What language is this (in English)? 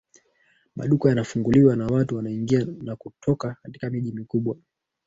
Swahili